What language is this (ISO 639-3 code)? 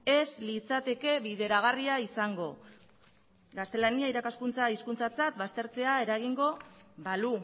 eus